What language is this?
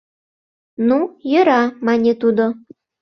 Mari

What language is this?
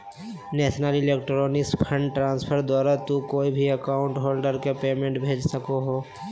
Magahi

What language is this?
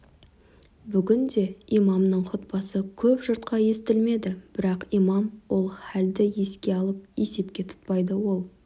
Kazakh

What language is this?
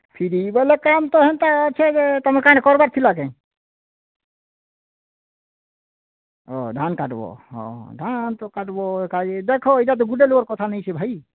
Odia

